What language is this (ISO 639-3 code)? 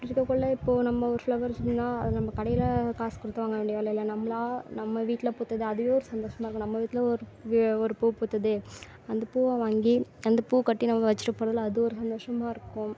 tam